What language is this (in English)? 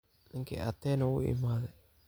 Somali